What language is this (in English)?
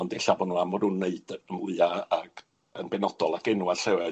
Welsh